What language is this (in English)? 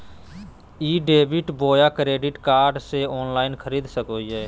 Magahi